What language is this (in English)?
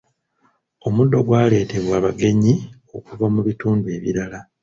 Ganda